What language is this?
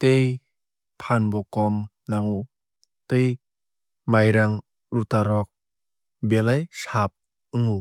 Kok Borok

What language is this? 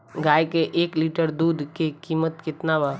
Bhojpuri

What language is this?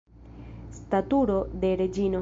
Esperanto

